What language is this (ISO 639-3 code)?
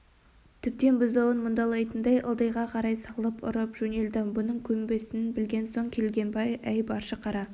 kaz